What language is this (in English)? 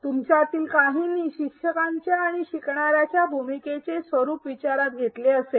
Marathi